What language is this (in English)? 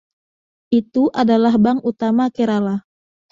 Indonesian